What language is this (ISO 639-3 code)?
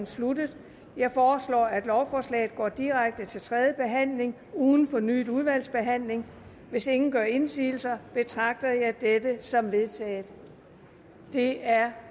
dan